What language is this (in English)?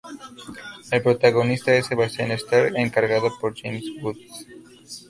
Spanish